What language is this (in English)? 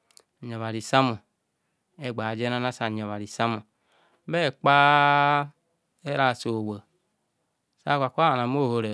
Kohumono